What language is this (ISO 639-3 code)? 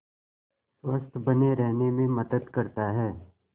hin